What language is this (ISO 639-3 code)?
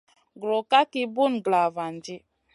mcn